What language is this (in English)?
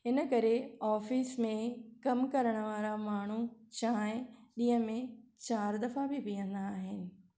Sindhi